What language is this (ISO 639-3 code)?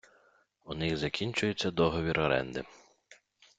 ukr